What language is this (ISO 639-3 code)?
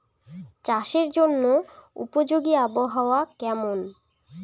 ben